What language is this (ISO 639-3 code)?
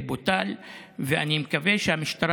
heb